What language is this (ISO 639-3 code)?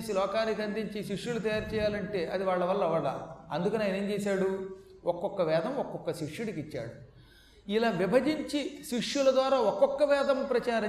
tel